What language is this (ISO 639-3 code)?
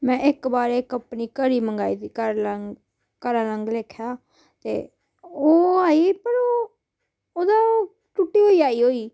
doi